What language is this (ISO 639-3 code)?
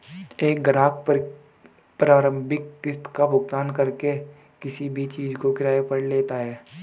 hin